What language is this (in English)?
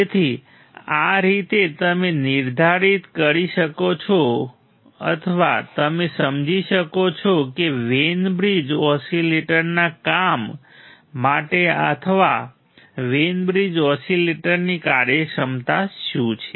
Gujarati